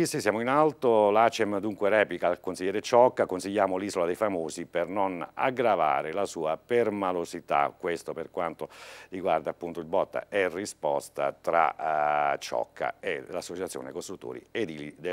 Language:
Italian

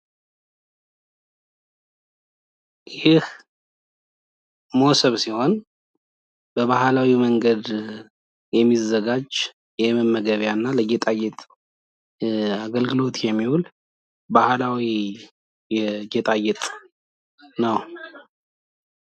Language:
Amharic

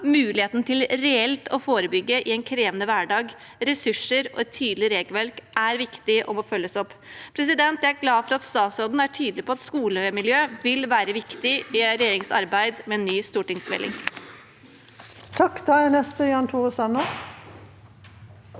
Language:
Norwegian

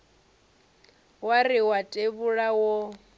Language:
Venda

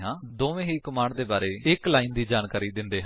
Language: Punjabi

